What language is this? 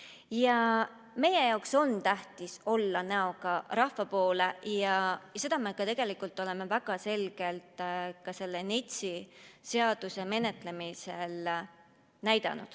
Estonian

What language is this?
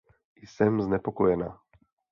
Czech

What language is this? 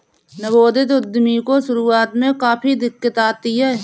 Hindi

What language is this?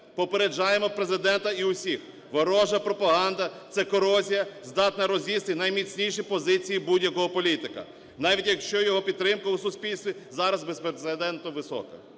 Ukrainian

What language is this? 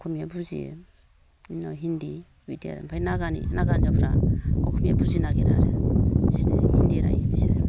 Bodo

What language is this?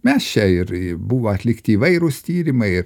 Lithuanian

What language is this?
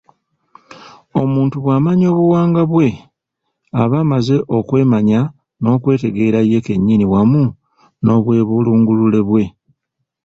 Ganda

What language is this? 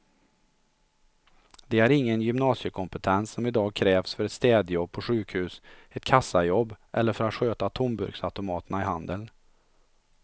Swedish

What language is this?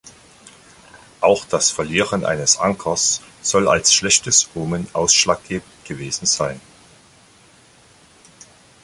German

